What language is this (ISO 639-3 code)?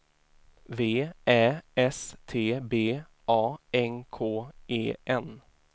swe